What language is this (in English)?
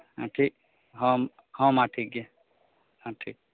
Santali